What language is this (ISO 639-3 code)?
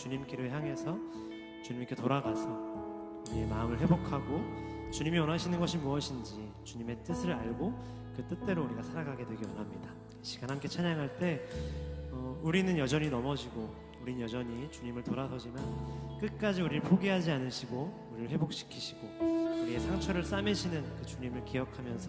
kor